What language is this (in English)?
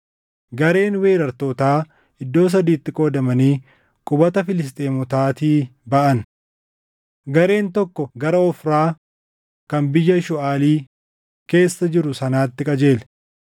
Oromo